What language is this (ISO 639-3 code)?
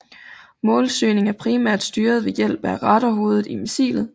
dan